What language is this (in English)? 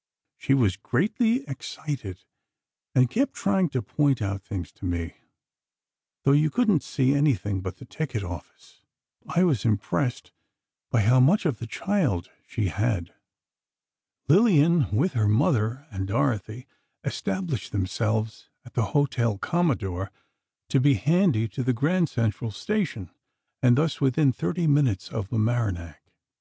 English